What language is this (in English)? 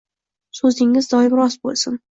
Uzbek